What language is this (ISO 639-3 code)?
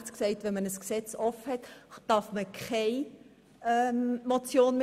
gsw